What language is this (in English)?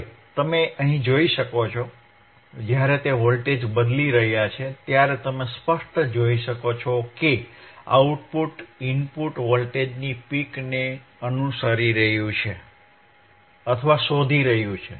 Gujarati